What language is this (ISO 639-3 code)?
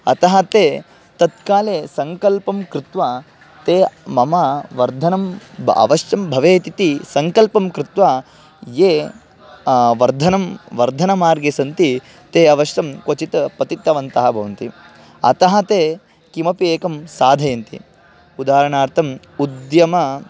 san